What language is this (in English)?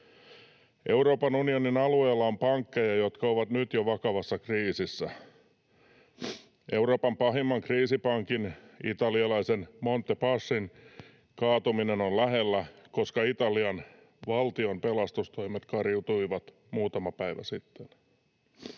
Finnish